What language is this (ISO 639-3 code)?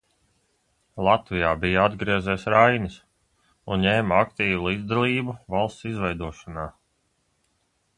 lav